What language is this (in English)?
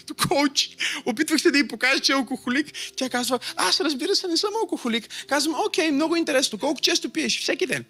Bulgarian